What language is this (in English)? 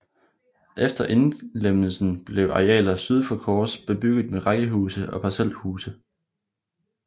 Danish